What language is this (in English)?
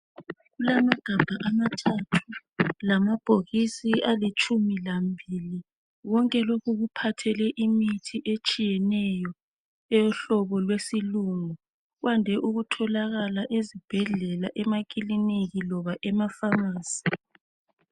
North Ndebele